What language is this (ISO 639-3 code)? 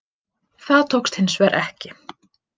isl